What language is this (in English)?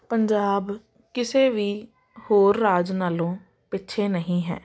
Punjabi